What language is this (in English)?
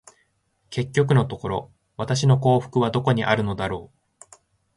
Japanese